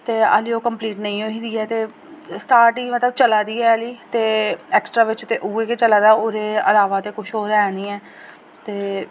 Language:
Dogri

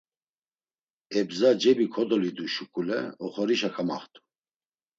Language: Laz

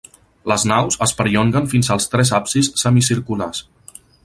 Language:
Catalan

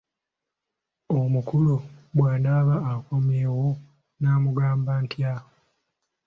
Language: Ganda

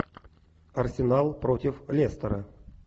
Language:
Russian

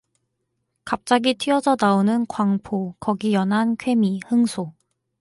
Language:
Korean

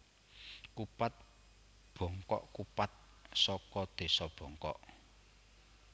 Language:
Javanese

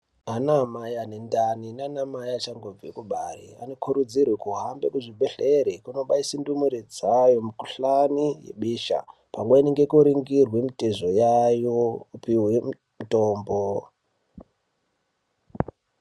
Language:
Ndau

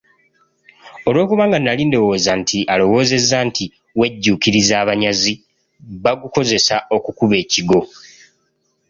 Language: Ganda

